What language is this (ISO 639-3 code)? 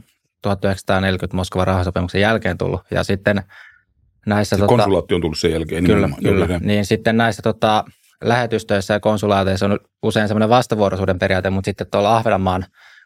fin